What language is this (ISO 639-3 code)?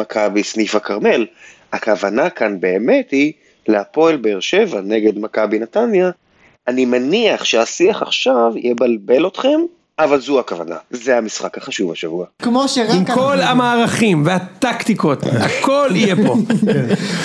heb